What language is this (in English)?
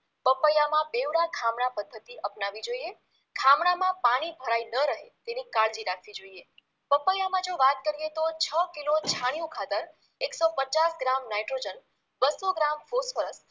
Gujarati